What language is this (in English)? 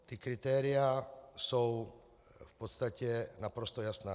Czech